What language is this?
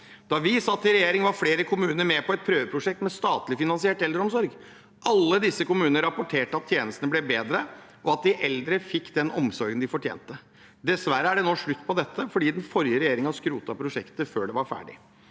Norwegian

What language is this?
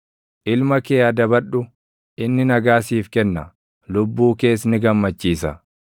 Oromo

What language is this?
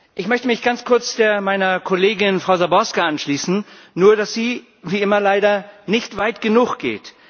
German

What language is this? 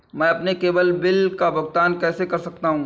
Hindi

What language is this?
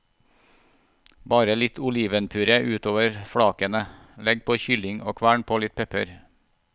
Norwegian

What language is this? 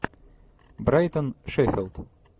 Russian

